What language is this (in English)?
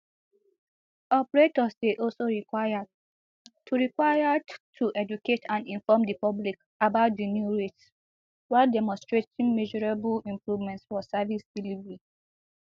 Nigerian Pidgin